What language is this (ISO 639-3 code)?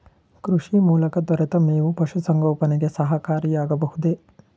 kan